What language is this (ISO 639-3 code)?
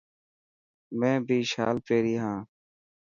mki